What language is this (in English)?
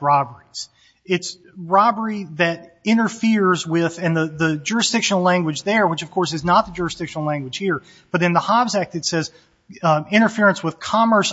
English